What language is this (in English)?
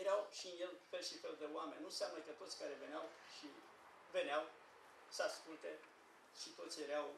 Romanian